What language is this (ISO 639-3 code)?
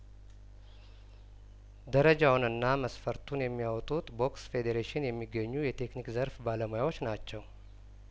amh